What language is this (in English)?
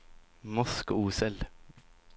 Swedish